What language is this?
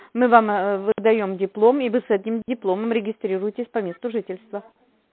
Russian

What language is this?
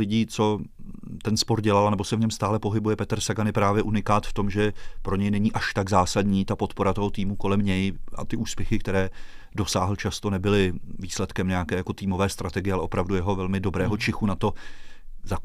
Czech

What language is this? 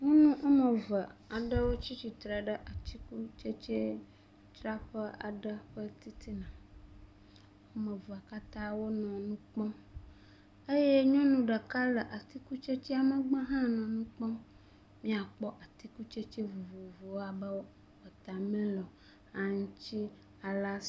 Ewe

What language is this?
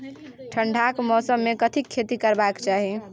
Maithili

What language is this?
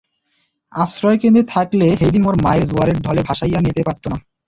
Bangla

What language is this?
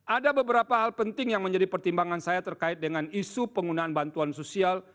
Indonesian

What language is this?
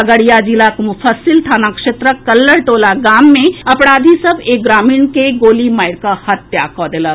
Maithili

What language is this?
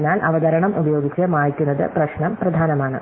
Malayalam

